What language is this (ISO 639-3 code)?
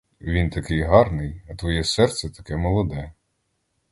ukr